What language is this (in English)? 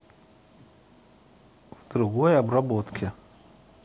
Russian